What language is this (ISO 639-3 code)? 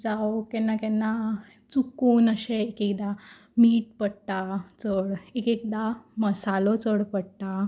kok